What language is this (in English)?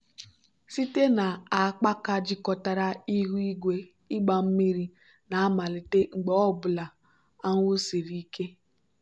Igbo